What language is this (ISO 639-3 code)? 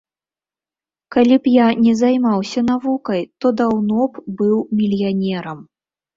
bel